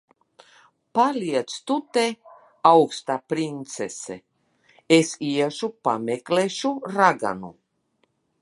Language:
Latvian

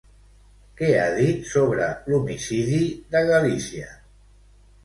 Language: Catalan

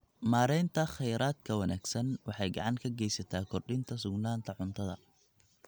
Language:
Somali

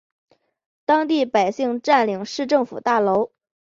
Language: Chinese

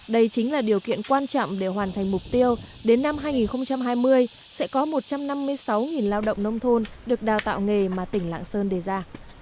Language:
Vietnamese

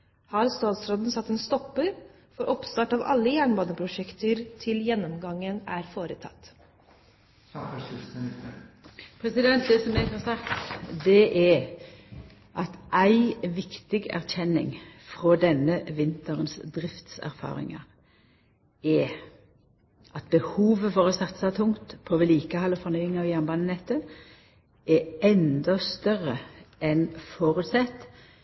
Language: Norwegian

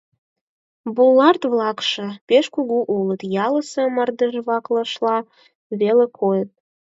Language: Mari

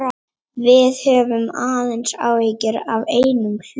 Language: Icelandic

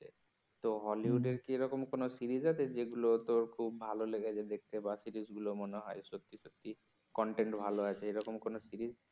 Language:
Bangla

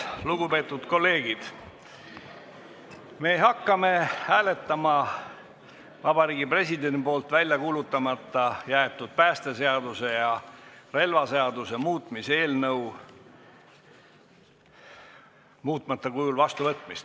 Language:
Estonian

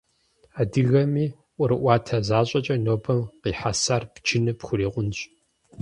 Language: Kabardian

